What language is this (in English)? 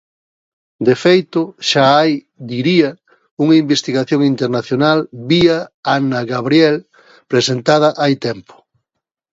Galician